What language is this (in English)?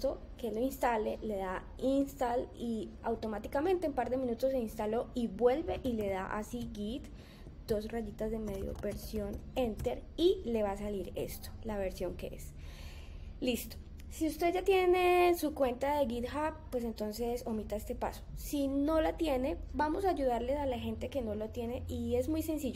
Spanish